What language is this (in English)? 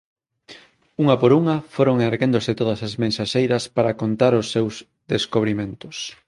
Galician